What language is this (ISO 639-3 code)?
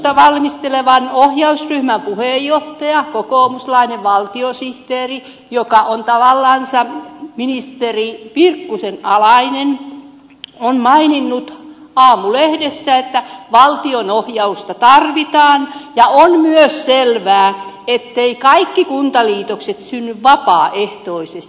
fin